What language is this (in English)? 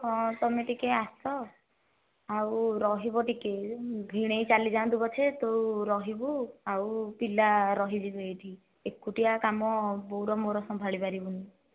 Odia